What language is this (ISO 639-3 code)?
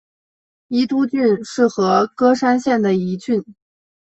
zho